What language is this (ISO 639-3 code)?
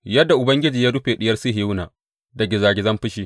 hau